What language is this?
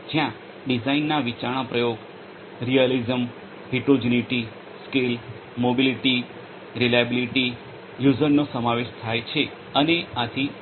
Gujarati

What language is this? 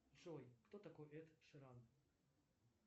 Russian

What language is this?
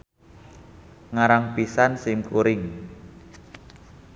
Sundanese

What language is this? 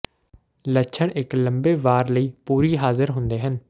Punjabi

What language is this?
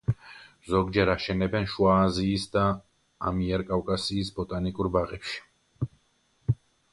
Georgian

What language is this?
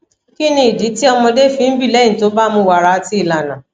Yoruba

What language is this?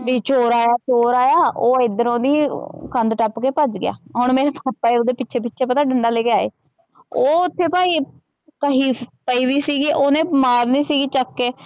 Punjabi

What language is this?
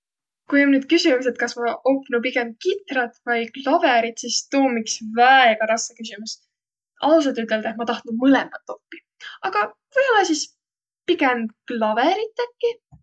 Võro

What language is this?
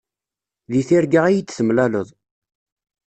Kabyle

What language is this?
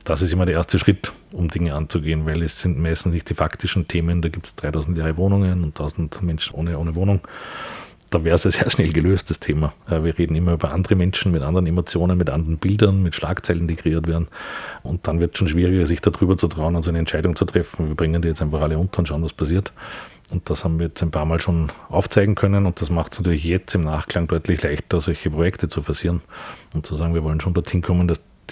German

